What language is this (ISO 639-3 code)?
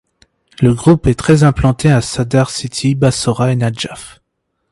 fra